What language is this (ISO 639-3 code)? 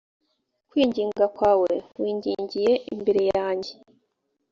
kin